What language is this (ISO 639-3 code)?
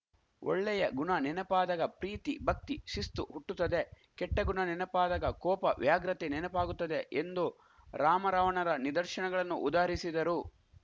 kan